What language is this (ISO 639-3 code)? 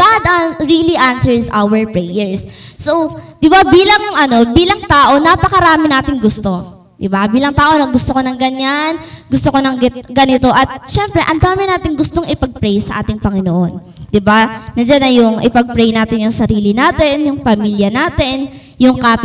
fil